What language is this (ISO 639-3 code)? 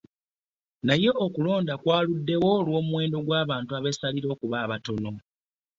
lug